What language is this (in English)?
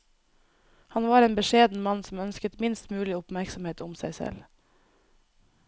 Norwegian